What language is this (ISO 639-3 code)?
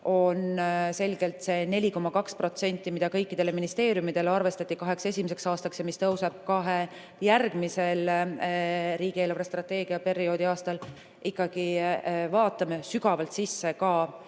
est